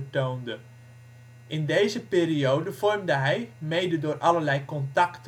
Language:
Dutch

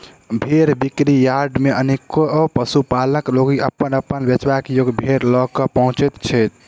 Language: Maithili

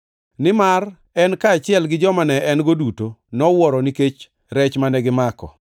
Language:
Luo (Kenya and Tanzania)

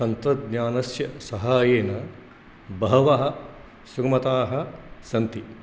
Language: Sanskrit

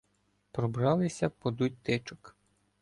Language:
Ukrainian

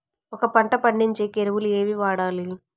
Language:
Telugu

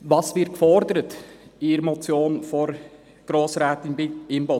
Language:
Swiss German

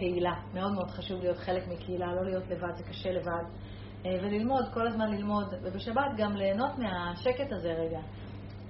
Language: Hebrew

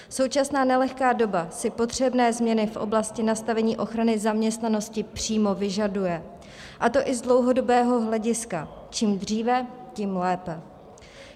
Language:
Czech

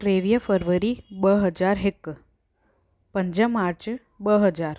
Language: Sindhi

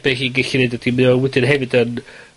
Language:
Welsh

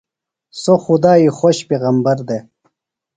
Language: Phalura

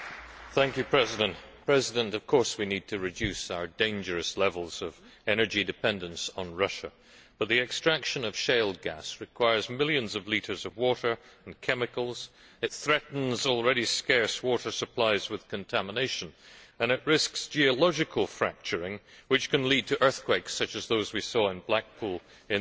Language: English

